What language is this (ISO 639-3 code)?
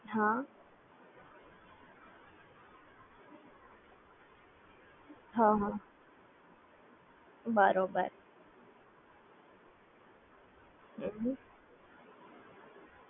guj